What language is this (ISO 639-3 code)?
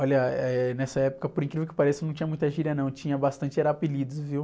por